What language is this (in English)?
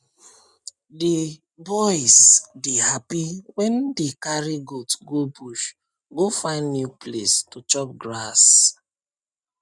Nigerian Pidgin